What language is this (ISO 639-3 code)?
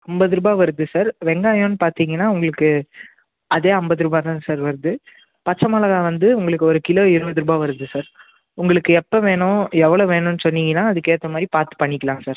tam